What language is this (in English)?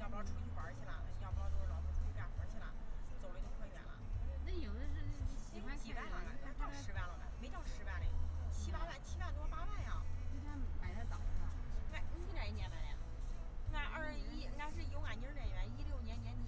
Chinese